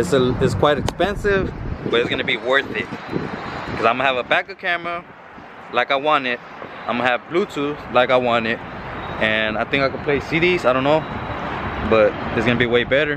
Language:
English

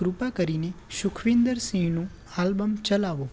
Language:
Gujarati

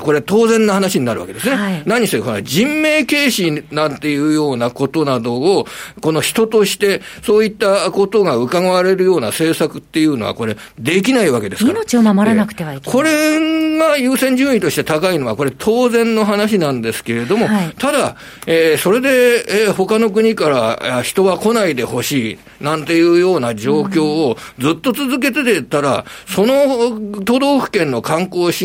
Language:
Japanese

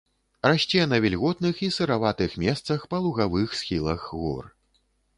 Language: Belarusian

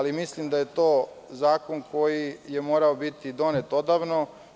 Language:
Serbian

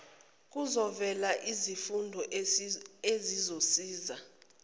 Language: Zulu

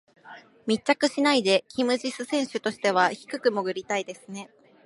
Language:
Japanese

